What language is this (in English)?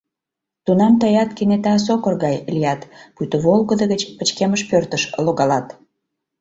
Mari